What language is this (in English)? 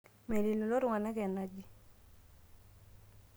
Masai